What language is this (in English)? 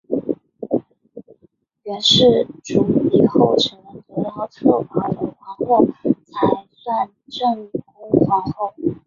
Chinese